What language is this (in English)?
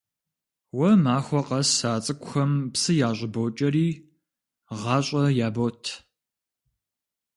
Kabardian